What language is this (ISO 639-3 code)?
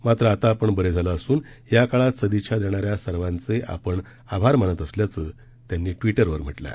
mar